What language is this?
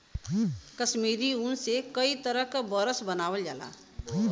Bhojpuri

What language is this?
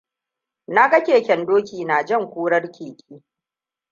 Hausa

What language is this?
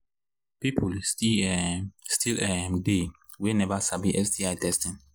Nigerian Pidgin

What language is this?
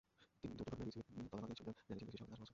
Bangla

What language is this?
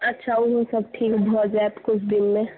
Maithili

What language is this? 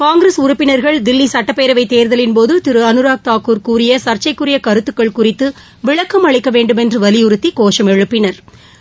Tamil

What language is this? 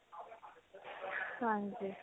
Punjabi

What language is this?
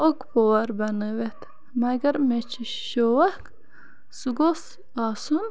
Kashmiri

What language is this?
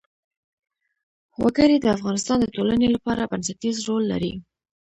Pashto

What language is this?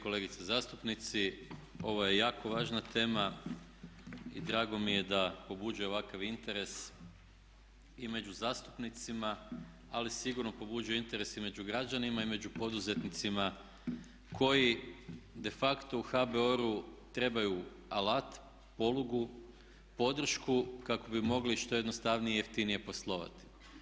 Croatian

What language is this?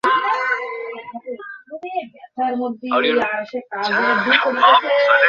Bangla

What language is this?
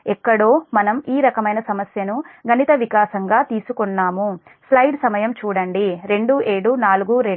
Telugu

